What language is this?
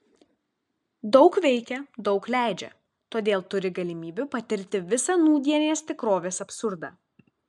Lithuanian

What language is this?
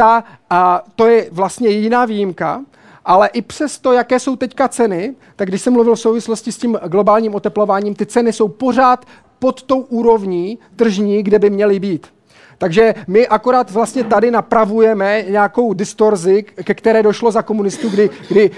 Czech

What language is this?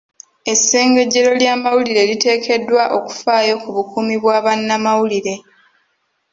Ganda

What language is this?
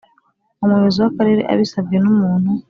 Kinyarwanda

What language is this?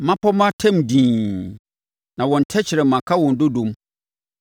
Akan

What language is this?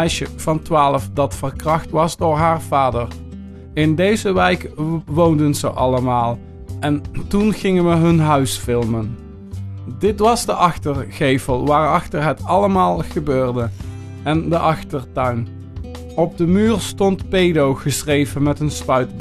Dutch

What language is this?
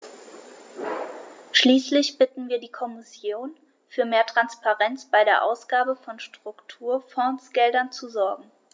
German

